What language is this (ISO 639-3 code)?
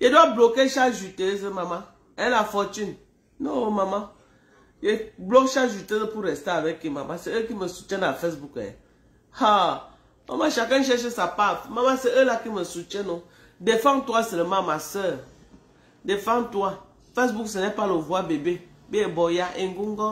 fra